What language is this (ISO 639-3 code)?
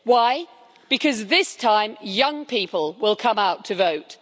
eng